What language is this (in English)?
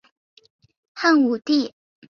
Chinese